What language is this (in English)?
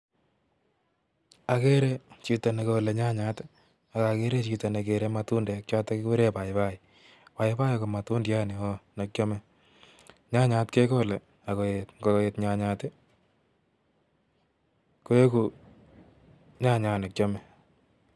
Kalenjin